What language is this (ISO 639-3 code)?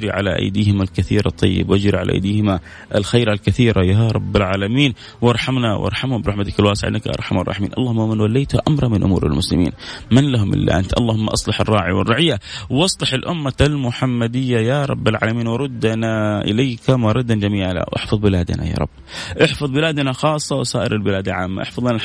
ara